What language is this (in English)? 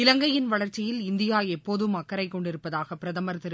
Tamil